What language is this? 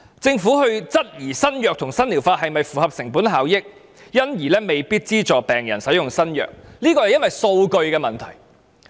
Cantonese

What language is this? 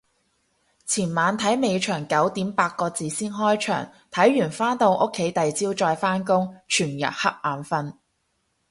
Cantonese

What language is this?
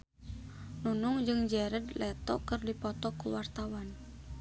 Sundanese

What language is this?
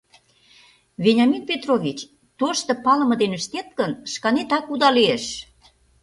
Mari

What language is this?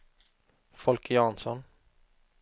Swedish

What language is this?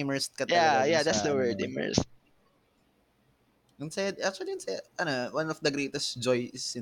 Filipino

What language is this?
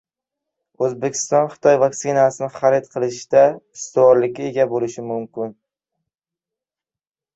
Uzbek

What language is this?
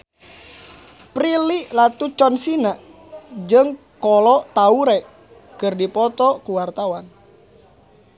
Sundanese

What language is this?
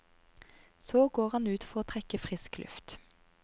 Norwegian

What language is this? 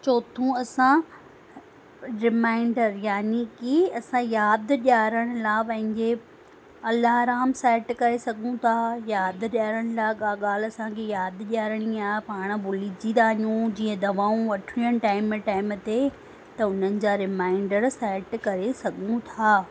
Sindhi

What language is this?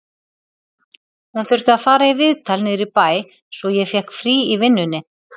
Icelandic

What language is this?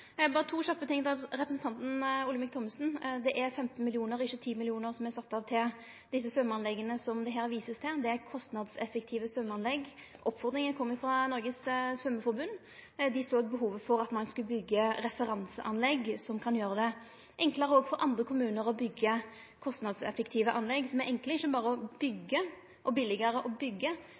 Norwegian Nynorsk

